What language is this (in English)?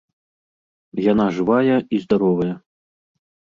Belarusian